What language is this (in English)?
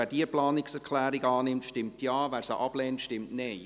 Swiss German